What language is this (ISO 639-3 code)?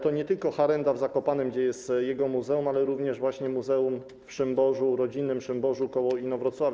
pol